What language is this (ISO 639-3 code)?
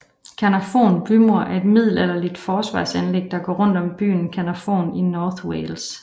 dan